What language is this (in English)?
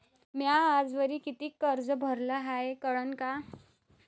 Marathi